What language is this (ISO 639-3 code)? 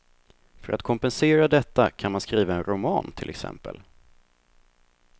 swe